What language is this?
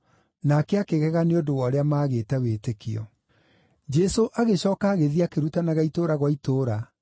Kikuyu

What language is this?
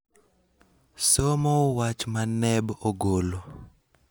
Luo (Kenya and Tanzania)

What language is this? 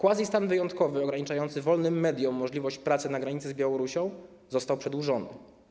Polish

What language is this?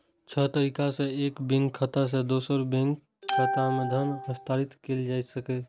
Maithili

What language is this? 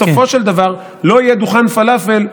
Hebrew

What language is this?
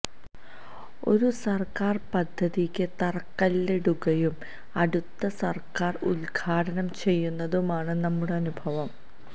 Malayalam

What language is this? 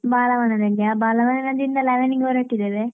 Kannada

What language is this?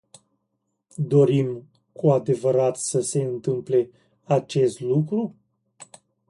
Romanian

